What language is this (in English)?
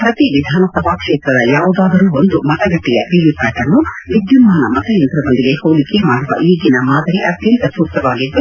Kannada